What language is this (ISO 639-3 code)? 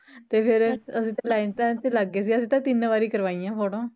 pan